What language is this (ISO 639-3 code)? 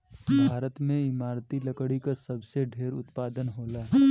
bho